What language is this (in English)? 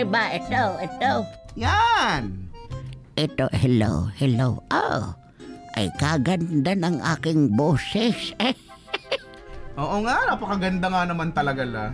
Filipino